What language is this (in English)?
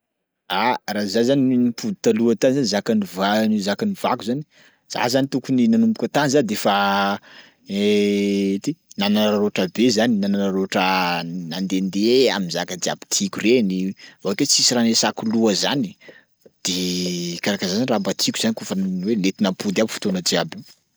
Sakalava Malagasy